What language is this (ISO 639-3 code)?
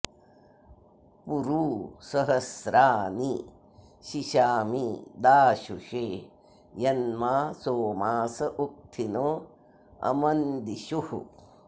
san